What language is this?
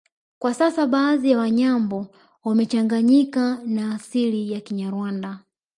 Swahili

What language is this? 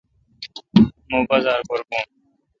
Kalkoti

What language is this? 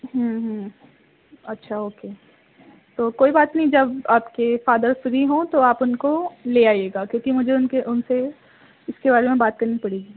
Urdu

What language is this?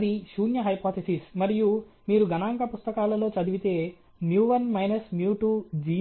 Telugu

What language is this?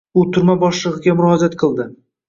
Uzbek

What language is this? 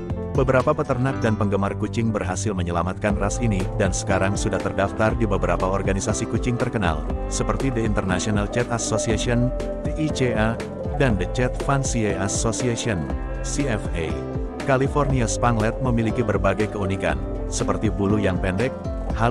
Indonesian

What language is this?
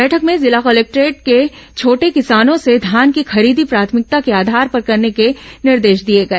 Hindi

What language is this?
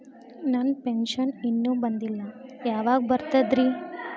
Kannada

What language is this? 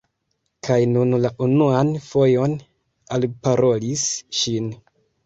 Esperanto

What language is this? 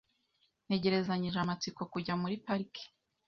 Kinyarwanda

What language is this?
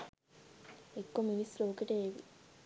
Sinhala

